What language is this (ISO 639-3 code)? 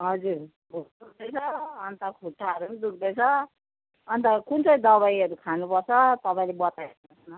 nep